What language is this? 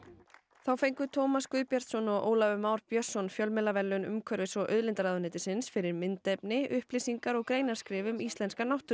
Icelandic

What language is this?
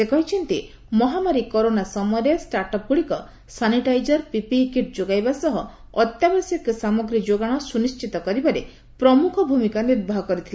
Odia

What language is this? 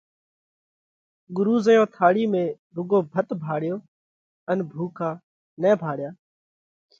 Parkari Koli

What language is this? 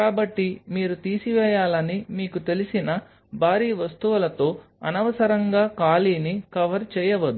Telugu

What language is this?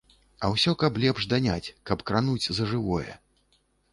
Belarusian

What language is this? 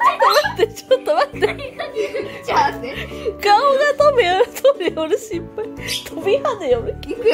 Japanese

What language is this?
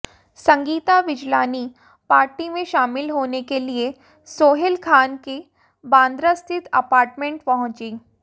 Hindi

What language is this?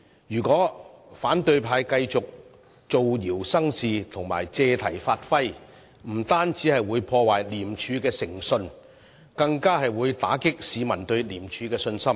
Cantonese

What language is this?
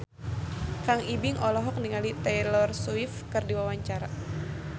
Sundanese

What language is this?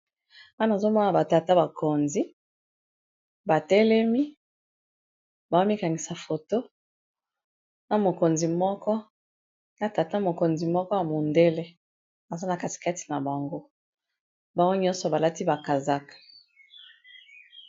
Lingala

